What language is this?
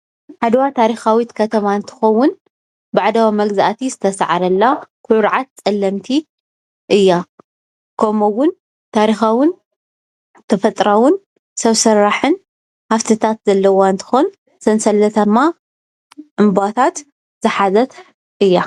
Tigrinya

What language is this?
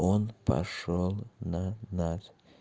Russian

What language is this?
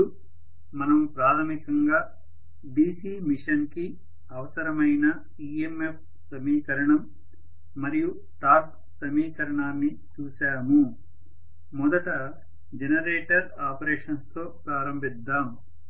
Telugu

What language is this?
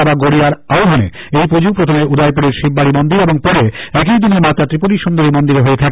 Bangla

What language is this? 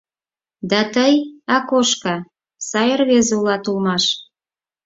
Mari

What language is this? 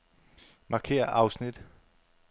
Danish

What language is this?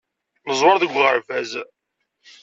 Kabyle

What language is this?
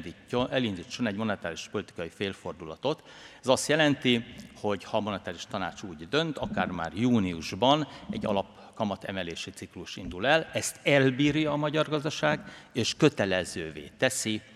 Hungarian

